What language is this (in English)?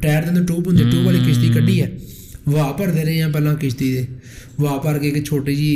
Urdu